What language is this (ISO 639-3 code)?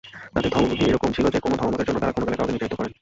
ben